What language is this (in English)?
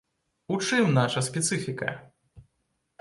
Belarusian